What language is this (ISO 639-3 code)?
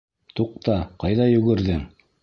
bak